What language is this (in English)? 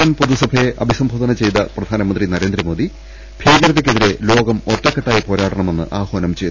Malayalam